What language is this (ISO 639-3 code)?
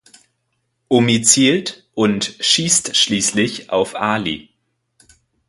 deu